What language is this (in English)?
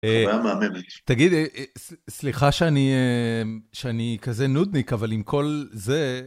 Hebrew